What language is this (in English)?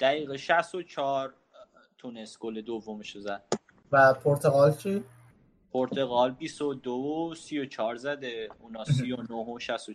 Persian